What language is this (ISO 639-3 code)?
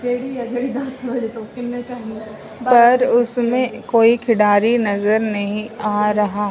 hin